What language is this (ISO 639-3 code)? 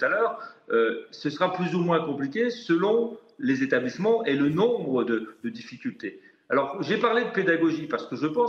fra